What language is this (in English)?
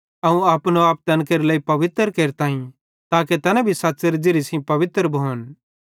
Bhadrawahi